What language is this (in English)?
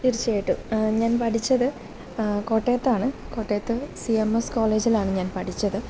Malayalam